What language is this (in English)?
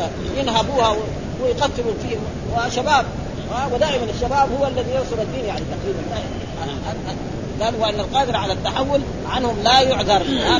Arabic